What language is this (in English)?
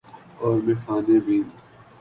Urdu